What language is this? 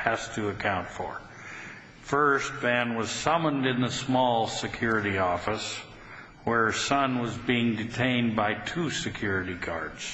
English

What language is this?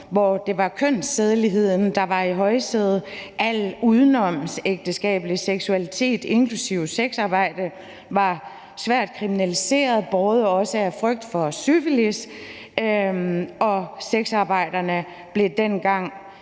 Danish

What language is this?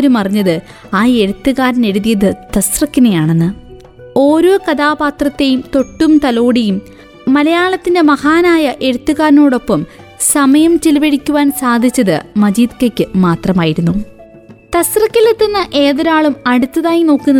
Malayalam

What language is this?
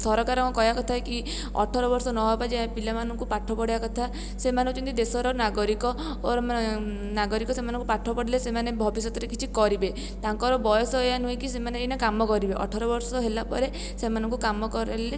Odia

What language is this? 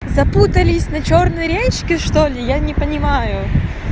Russian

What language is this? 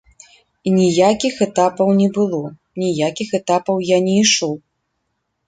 Belarusian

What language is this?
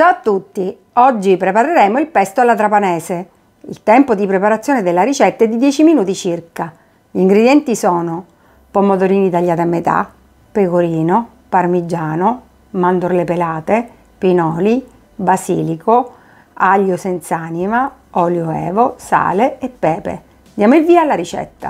Italian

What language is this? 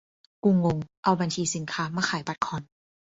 Thai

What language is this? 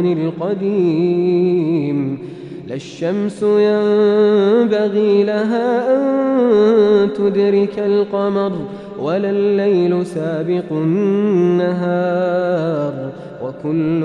Arabic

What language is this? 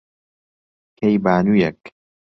Central Kurdish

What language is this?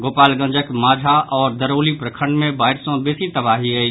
Maithili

